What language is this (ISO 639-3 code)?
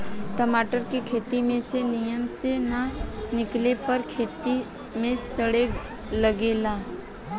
bho